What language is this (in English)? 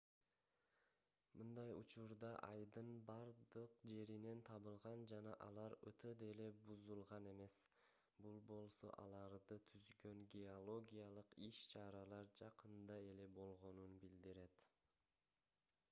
Kyrgyz